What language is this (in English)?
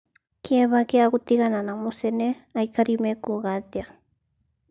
Kikuyu